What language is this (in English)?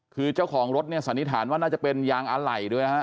Thai